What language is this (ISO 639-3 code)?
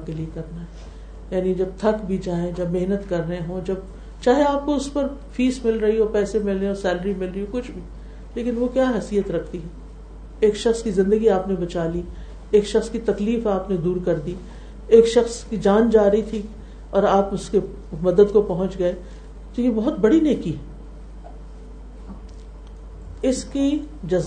urd